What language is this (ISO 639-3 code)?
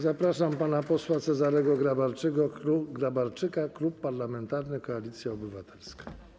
pol